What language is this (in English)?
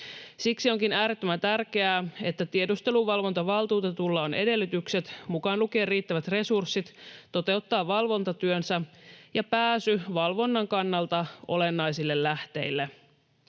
Finnish